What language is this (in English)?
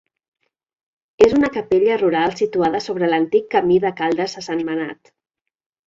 Catalan